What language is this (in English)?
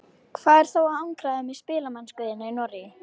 Icelandic